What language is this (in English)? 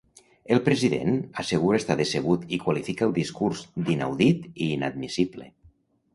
Catalan